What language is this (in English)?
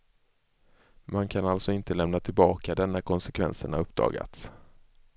Swedish